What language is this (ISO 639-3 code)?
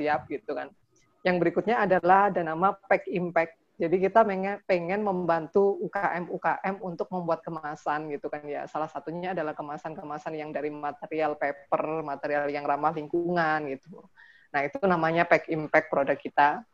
ind